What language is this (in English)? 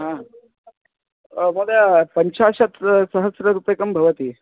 Sanskrit